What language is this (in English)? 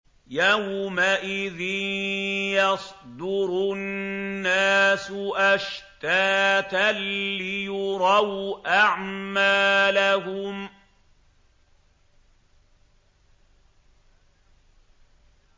Arabic